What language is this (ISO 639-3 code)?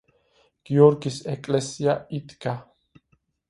kat